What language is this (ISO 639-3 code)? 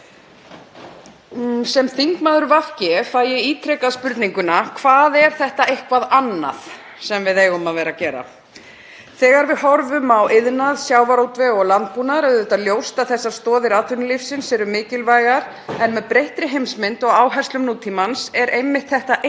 isl